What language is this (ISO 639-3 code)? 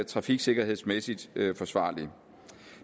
dan